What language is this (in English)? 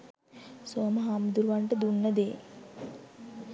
Sinhala